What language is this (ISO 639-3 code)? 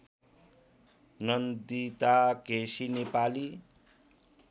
nep